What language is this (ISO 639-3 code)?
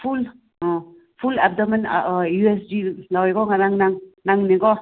mni